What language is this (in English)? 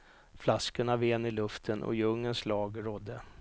Swedish